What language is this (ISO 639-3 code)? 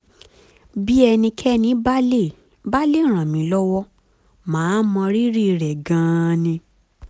yor